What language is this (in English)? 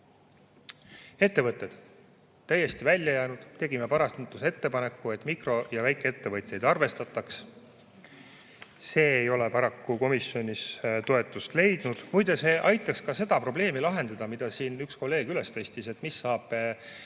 Estonian